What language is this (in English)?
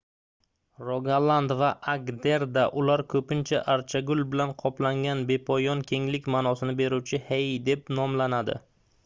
Uzbek